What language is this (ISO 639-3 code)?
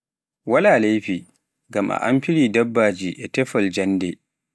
fuf